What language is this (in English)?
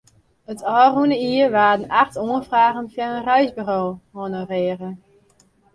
Western Frisian